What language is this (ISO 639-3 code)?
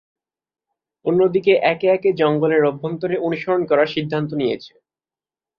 ben